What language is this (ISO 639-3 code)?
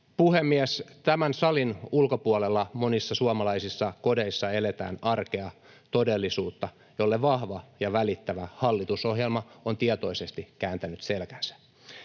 fin